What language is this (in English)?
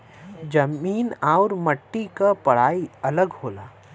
Bhojpuri